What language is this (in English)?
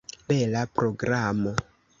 Esperanto